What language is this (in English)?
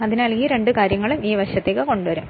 Malayalam